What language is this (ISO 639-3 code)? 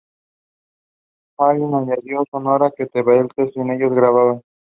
spa